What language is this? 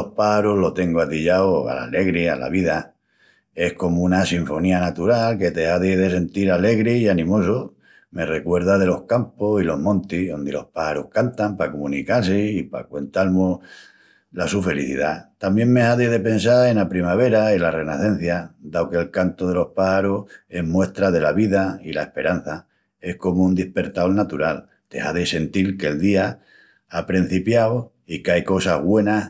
Extremaduran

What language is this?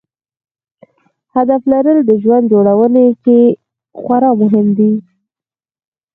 Pashto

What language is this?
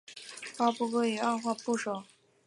Chinese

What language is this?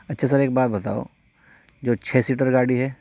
Urdu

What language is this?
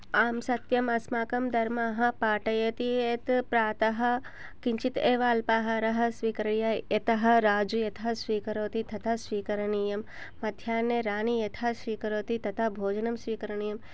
Sanskrit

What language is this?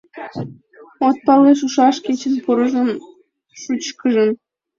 Mari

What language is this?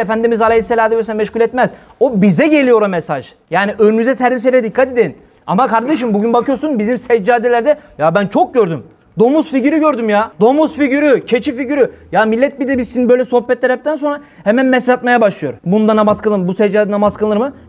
Turkish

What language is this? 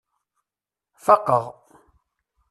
Kabyle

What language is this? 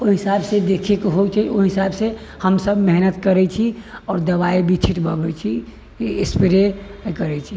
Maithili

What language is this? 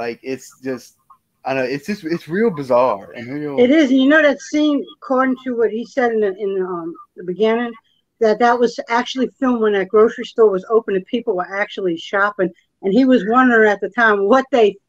English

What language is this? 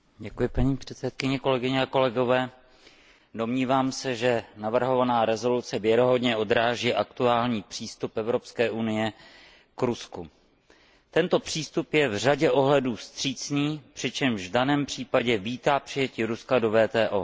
Czech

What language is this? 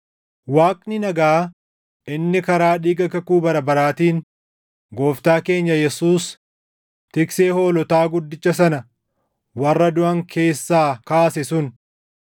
Oromo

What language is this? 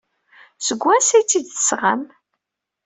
Kabyle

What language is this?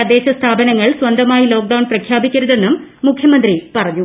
Malayalam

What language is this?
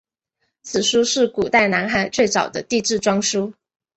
Chinese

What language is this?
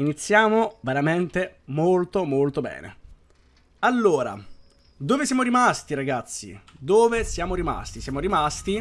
Italian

